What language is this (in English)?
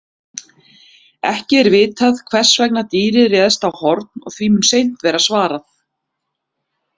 Icelandic